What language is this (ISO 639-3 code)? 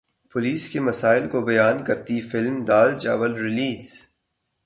urd